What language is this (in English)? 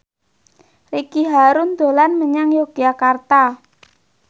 Javanese